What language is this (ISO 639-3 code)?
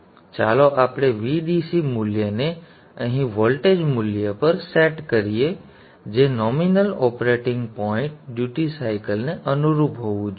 guj